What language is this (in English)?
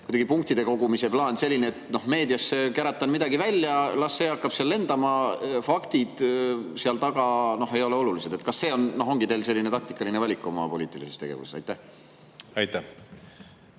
Estonian